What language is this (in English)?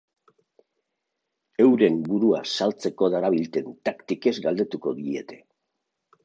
Basque